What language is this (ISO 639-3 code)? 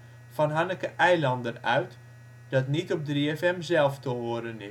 nld